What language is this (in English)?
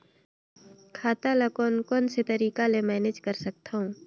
Chhattisgarhi